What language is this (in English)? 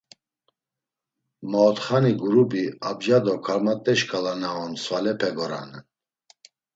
Laz